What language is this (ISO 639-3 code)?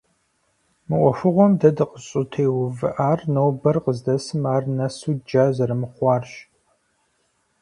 kbd